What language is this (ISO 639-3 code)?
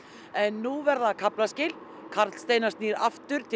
isl